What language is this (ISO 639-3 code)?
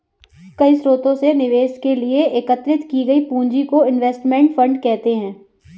hin